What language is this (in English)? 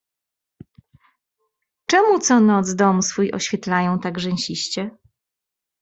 Polish